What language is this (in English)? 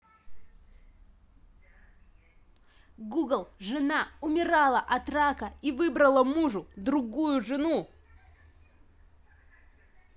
Russian